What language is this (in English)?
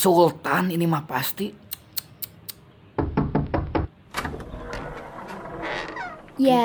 Indonesian